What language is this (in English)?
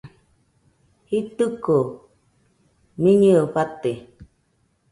Nüpode Huitoto